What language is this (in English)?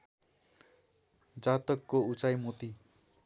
Nepali